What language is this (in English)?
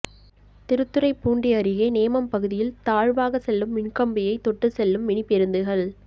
Tamil